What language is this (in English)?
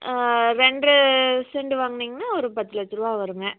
Tamil